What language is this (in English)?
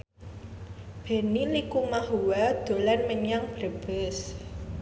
Javanese